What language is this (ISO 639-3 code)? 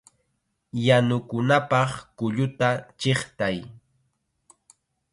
qxa